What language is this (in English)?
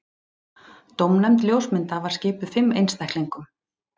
Icelandic